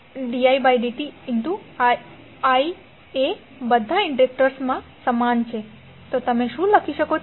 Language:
Gujarati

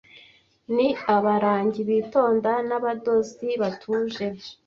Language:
Kinyarwanda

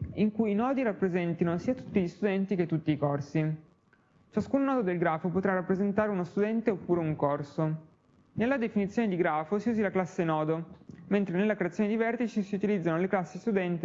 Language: Italian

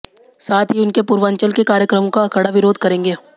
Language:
Hindi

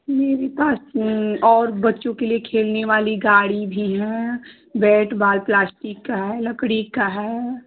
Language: Hindi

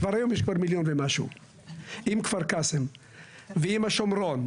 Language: Hebrew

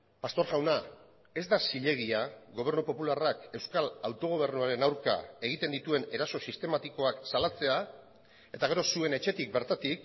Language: Basque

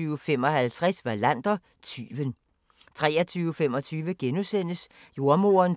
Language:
Danish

